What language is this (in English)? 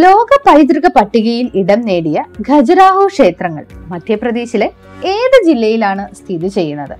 Malayalam